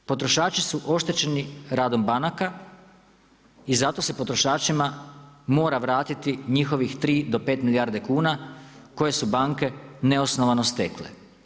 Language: Croatian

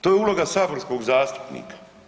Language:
Croatian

